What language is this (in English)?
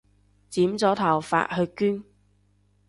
Cantonese